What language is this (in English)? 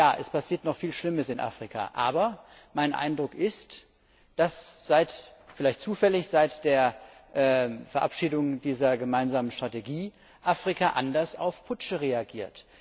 German